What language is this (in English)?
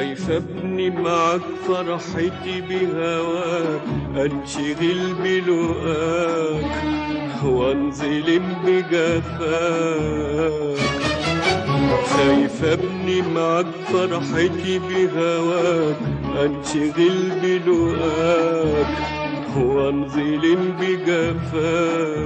Arabic